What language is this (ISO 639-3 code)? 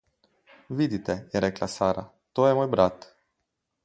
slv